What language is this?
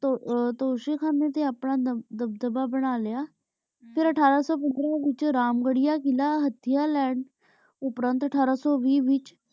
Punjabi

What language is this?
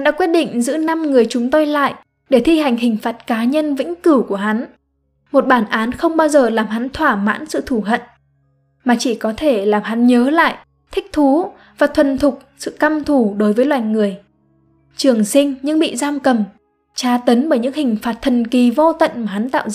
Vietnamese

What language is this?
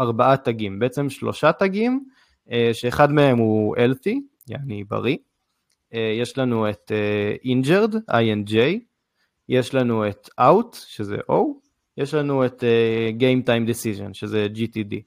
Hebrew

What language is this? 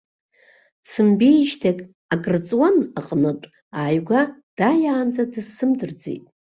Abkhazian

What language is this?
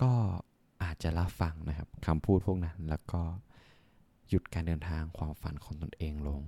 Thai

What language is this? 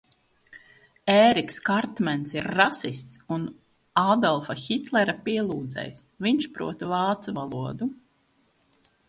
Latvian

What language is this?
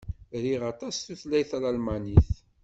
Kabyle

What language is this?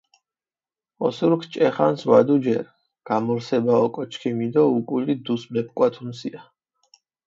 Mingrelian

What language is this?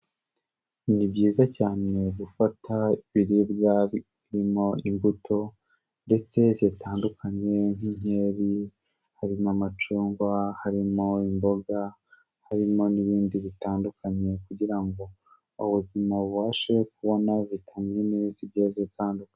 Kinyarwanda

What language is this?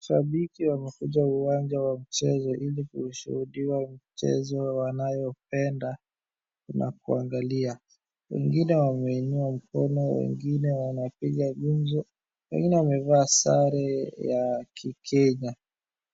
Swahili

